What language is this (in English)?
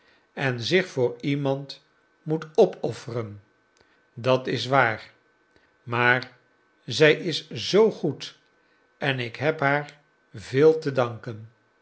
Dutch